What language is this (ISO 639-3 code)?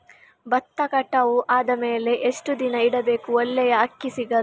kan